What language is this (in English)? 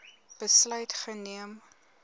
Afrikaans